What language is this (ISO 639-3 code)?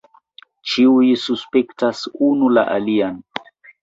epo